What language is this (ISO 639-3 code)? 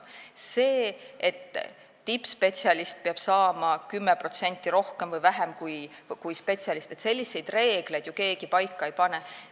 est